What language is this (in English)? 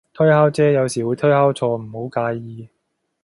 Cantonese